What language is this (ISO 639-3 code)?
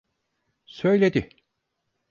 tur